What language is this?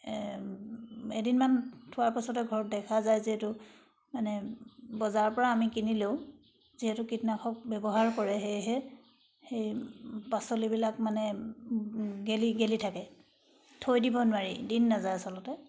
Assamese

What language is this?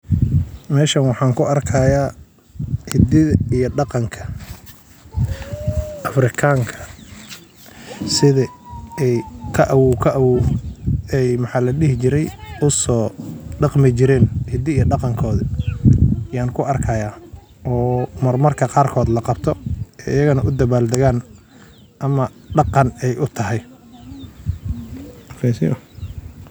Somali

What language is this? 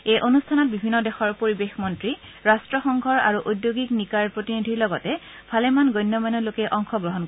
Assamese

